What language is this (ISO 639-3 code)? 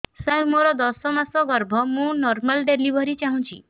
ori